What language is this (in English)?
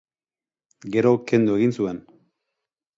Basque